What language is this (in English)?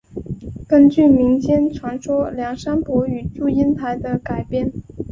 Chinese